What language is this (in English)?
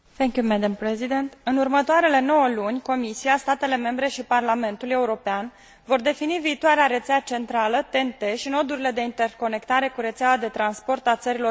Romanian